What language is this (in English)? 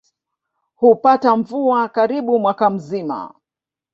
Swahili